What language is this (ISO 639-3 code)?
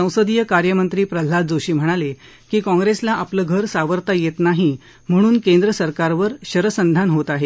mar